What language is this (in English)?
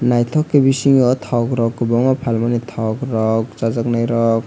Kok Borok